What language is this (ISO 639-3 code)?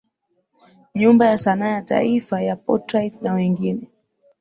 swa